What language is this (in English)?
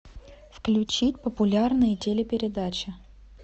Russian